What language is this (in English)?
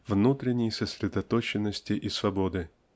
Russian